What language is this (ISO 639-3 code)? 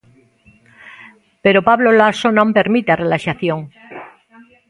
glg